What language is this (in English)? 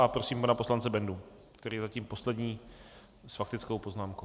Czech